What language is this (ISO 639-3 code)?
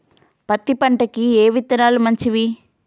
tel